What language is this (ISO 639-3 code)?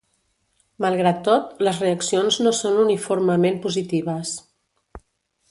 cat